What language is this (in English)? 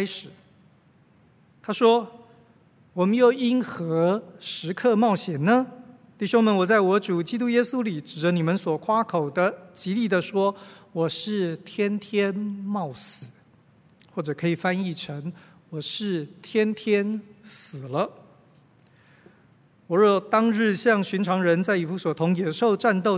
Chinese